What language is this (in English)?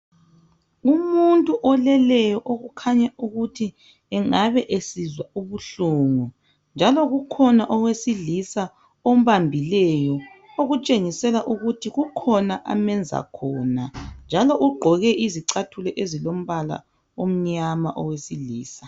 North Ndebele